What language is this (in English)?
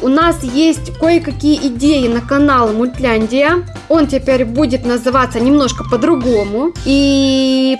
Russian